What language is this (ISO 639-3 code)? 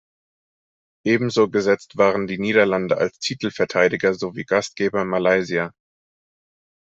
deu